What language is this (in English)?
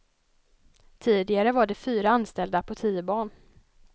Swedish